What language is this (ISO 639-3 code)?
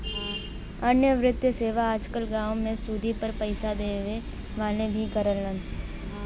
bho